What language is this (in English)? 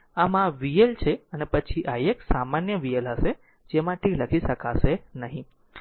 Gujarati